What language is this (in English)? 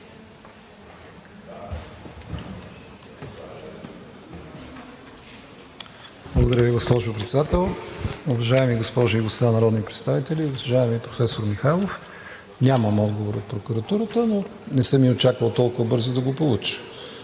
Bulgarian